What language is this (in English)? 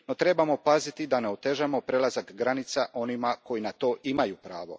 Croatian